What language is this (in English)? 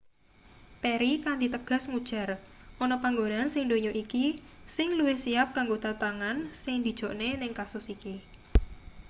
Javanese